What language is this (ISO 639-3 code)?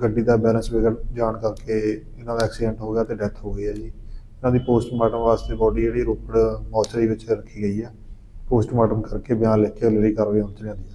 hin